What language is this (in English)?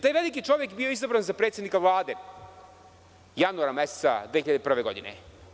Serbian